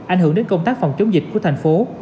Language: Vietnamese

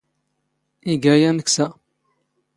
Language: Standard Moroccan Tamazight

